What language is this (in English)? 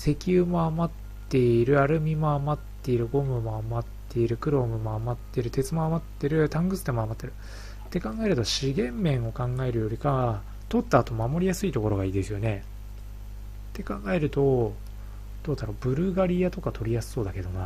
Japanese